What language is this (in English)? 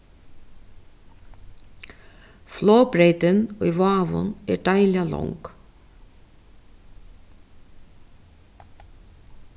Faroese